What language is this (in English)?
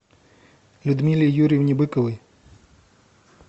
Russian